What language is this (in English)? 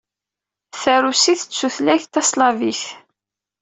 Kabyle